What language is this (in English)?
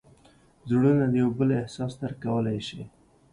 Pashto